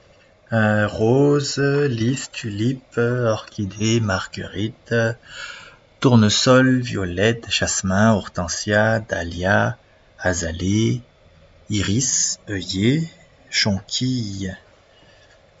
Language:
Malagasy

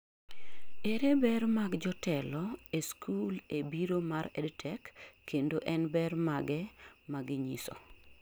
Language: Luo (Kenya and Tanzania)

